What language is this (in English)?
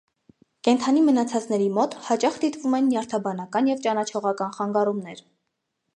Armenian